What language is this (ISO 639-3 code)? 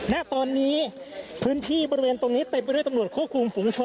tha